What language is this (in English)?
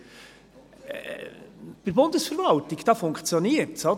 Swiss German